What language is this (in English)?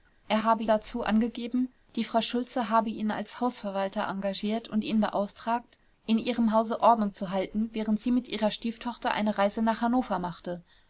German